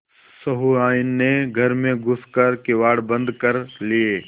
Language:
Hindi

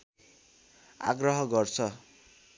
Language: Nepali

